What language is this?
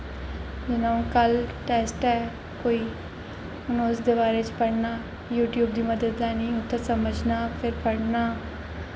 Dogri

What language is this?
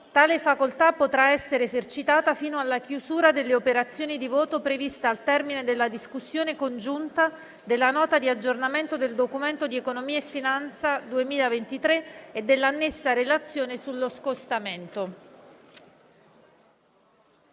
Italian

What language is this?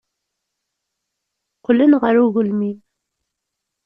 Kabyle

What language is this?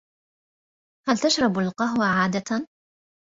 Arabic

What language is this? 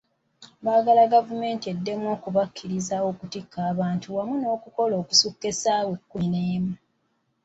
Ganda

